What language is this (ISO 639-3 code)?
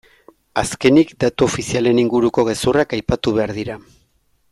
eus